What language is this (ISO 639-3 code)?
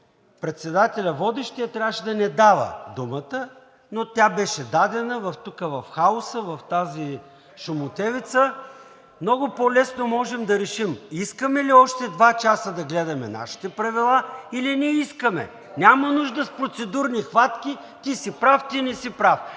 bul